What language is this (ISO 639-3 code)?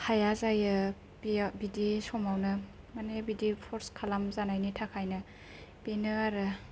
brx